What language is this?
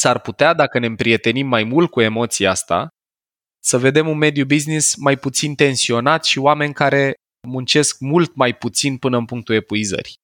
Romanian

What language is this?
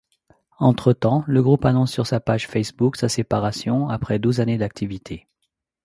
French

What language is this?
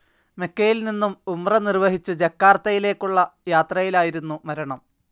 Malayalam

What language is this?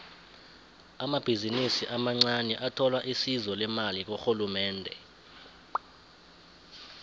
South Ndebele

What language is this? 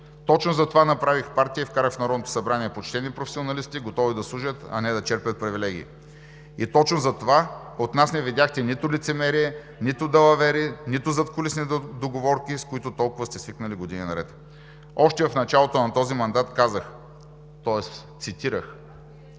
Bulgarian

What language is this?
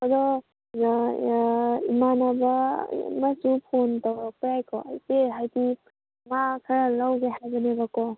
Manipuri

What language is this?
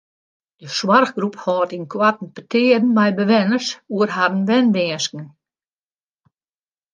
Western Frisian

